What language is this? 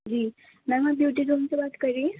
Urdu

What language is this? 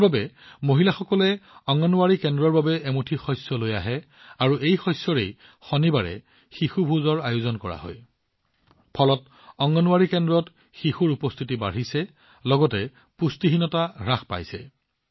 Assamese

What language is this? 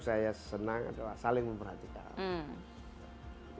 Indonesian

